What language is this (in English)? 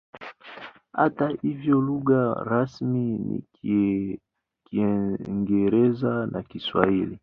Swahili